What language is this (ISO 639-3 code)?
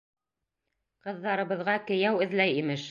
bak